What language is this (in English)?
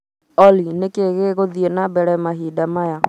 Kikuyu